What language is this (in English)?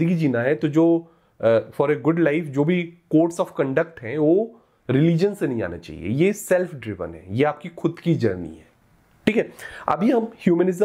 Hindi